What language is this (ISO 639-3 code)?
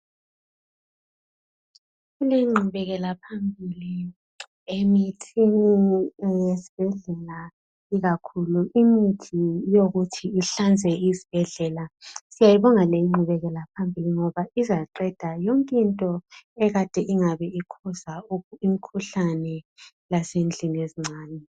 nde